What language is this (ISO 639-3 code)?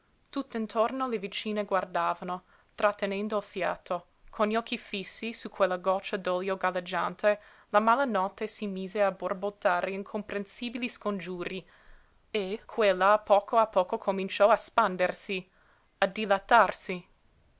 ita